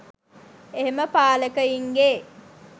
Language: Sinhala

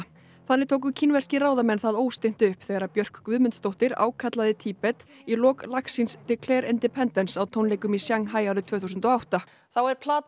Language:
Icelandic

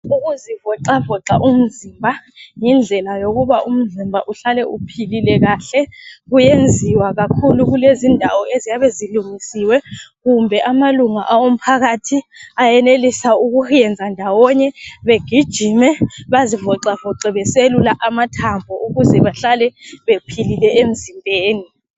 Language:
North Ndebele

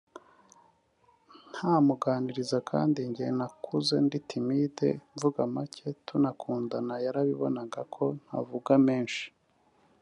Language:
Kinyarwanda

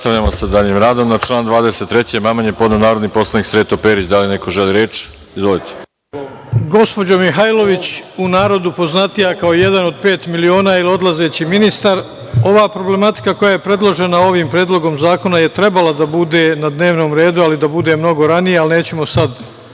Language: Serbian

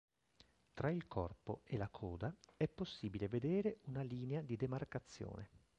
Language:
Italian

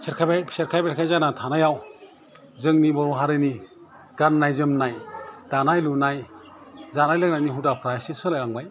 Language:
Bodo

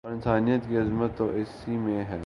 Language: Urdu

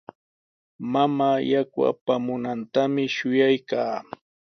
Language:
Sihuas Ancash Quechua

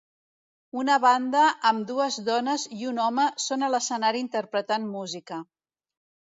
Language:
Catalan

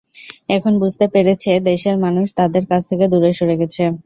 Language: Bangla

